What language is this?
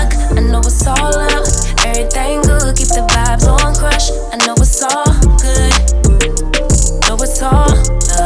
English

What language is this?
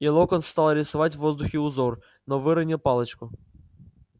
Russian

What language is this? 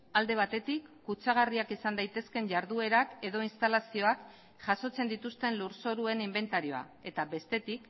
Basque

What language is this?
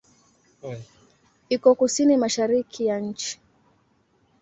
Swahili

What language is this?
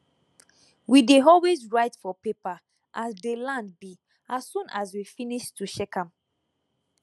Nigerian Pidgin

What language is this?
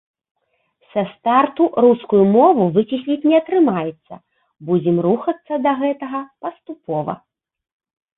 Belarusian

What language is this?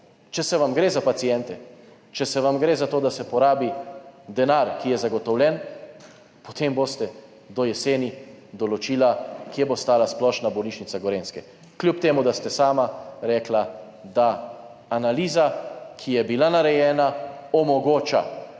Slovenian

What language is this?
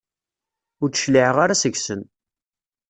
Kabyle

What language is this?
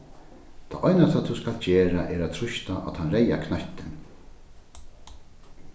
Faroese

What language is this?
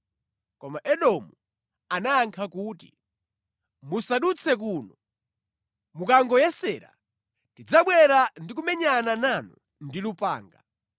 Nyanja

